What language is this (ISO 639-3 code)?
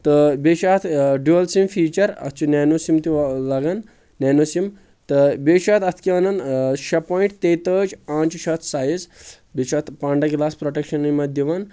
kas